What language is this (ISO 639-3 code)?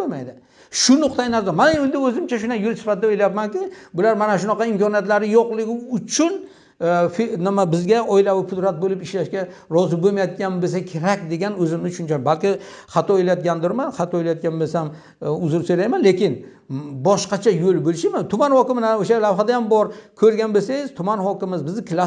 tur